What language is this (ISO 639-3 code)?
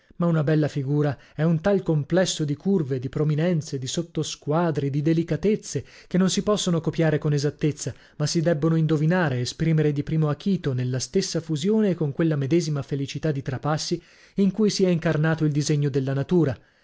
ita